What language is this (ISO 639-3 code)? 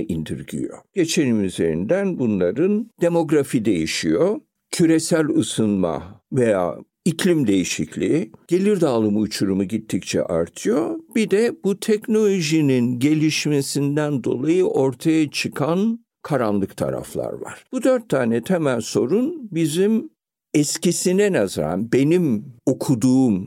tur